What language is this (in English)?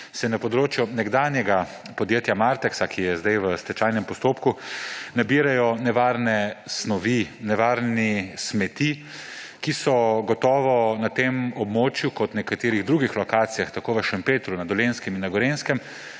Slovenian